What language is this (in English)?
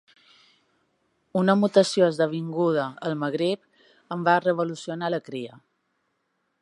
Catalan